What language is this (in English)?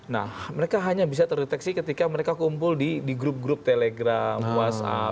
Indonesian